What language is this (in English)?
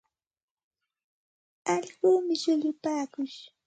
Santa Ana de Tusi Pasco Quechua